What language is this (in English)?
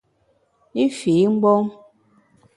Bamun